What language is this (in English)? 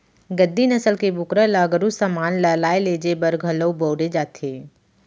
Chhattisgarhi